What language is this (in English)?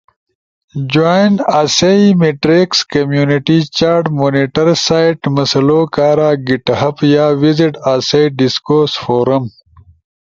Ushojo